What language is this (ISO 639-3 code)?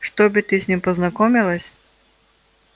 rus